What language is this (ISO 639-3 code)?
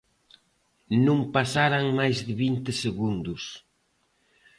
glg